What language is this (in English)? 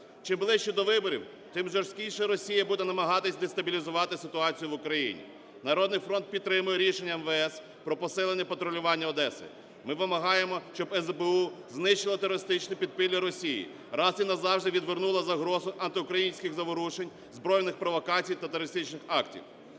Ukrainian